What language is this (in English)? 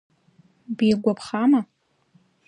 Abkhazian